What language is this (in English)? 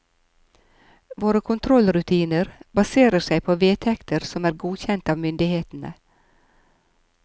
Norwegian